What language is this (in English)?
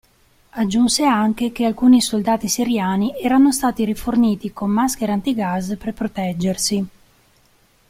Italian